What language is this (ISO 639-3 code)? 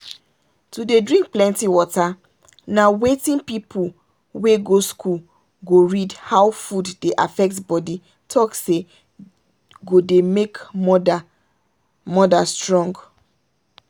pcm